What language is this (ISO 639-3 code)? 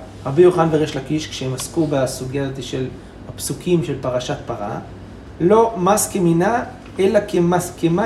heb